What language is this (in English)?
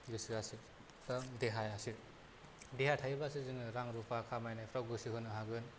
Bodo